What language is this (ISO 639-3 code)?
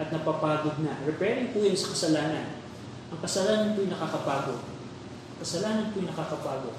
fil